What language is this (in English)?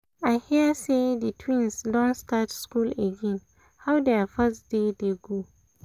Nigerian Pidgin